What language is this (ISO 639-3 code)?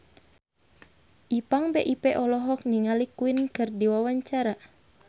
sun